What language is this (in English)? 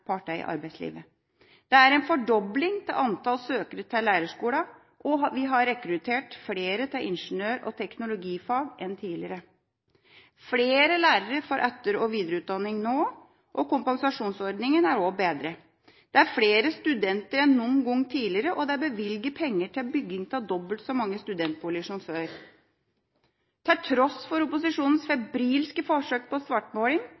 Norwegian Bokmål